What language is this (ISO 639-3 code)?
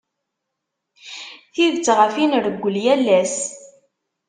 kab